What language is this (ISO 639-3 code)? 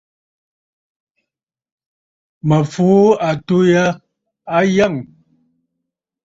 bfd